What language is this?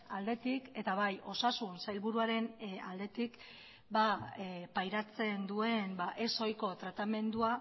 Basque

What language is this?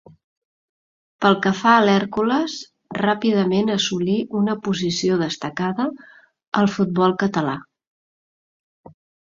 Catalan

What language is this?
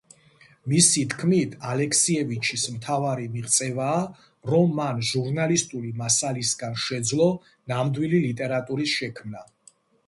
Georgian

